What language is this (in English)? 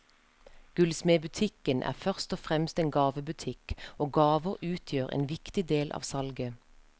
Norwegian